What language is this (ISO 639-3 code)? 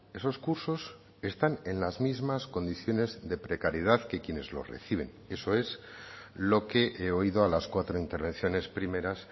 spa